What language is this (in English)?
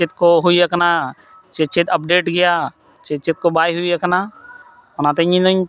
Santali